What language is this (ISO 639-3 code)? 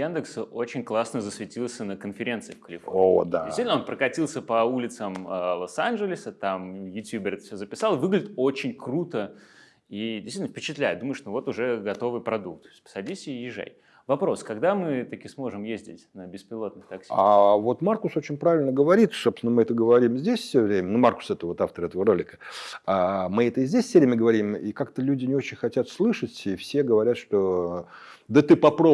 rus